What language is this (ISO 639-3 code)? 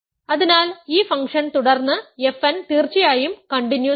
mal